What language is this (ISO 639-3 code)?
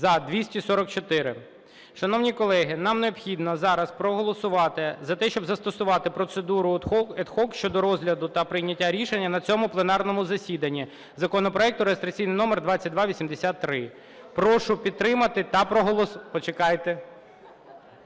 ukr